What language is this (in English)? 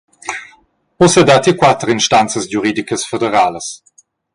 Romansh